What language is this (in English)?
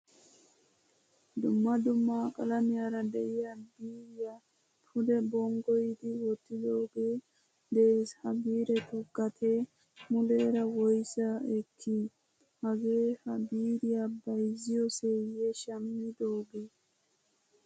Wolaytta